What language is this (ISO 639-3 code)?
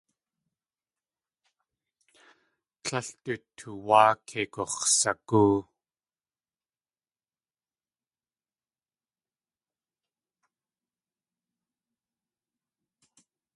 tli